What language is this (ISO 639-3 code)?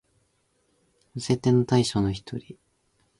jpn